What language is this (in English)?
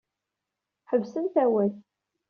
Kabyle